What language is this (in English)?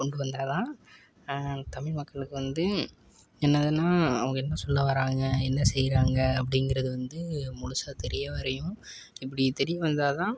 Tamil